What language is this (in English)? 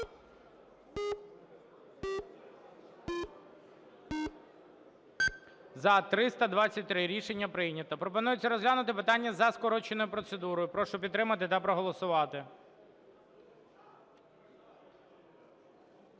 Ukrainian